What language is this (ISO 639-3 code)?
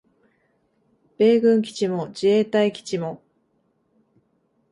jpn